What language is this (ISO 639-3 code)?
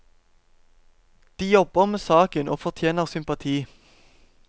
nor